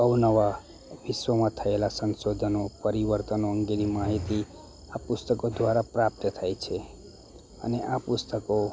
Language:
Gujarati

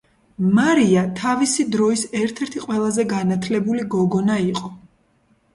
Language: Georgian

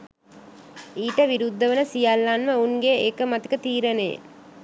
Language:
Sinhala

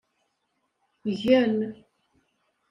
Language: Kabyle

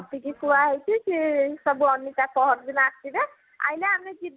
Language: Odia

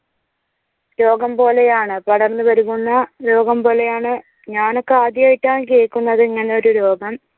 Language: Malayalam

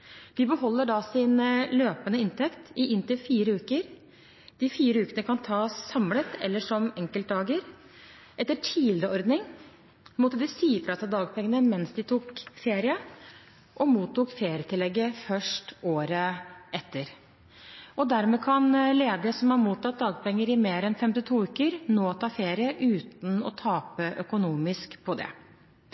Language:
Norwegian Bokmål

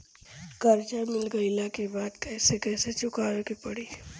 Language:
Bhojpuri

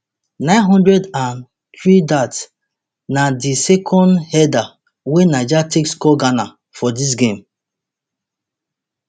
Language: Nigerian Pidgin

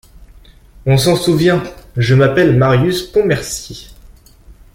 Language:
French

